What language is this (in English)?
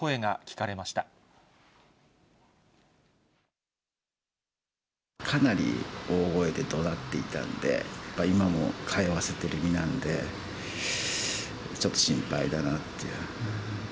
Japanese